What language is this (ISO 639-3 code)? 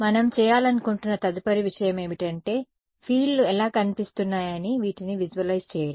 tel